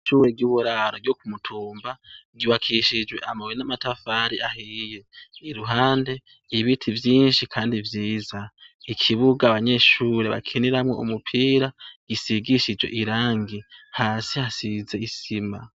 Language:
Rundi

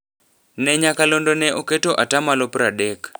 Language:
Luo (Kenya and Tanzania)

